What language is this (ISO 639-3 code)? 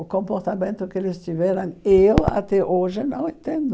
por